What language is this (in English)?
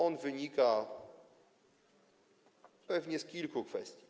Polish